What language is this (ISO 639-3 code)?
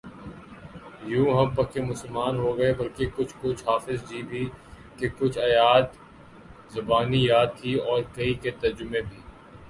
urd